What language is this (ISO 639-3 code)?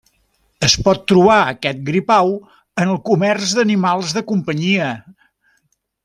cat